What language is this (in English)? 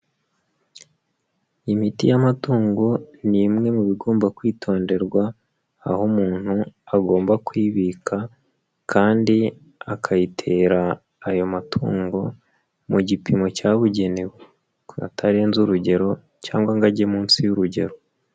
Kinyarwanda